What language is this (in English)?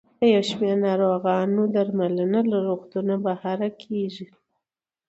Pashto